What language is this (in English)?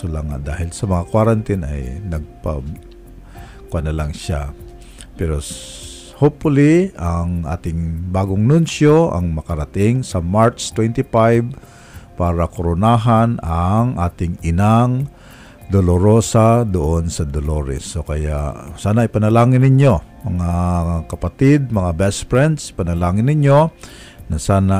Filipino